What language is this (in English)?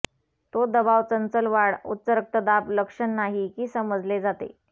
Marathi